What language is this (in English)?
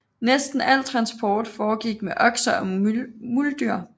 Danish